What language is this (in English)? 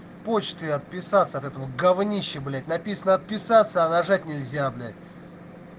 Russian